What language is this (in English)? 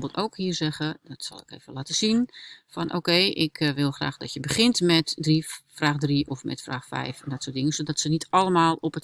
Dutch